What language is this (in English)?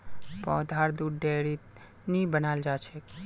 Magahi